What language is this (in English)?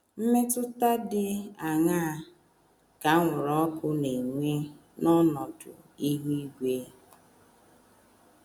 Igbo